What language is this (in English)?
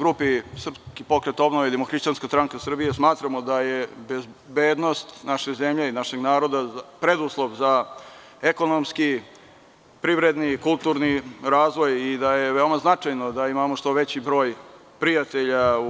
Serbian